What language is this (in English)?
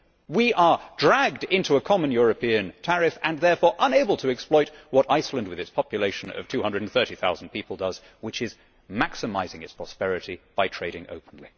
English